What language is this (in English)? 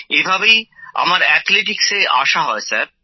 Bangla